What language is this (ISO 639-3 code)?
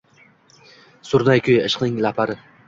uzb